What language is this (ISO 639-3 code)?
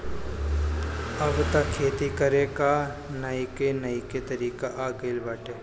bho